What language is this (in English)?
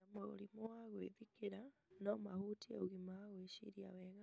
Kikuyu